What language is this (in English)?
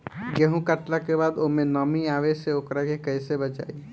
Bhojpuri